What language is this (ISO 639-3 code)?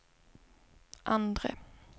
swe